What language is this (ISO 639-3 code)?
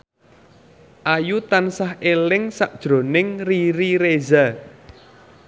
jav